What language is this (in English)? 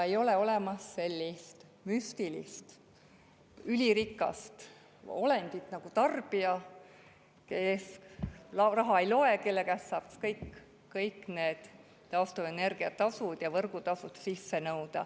Estonian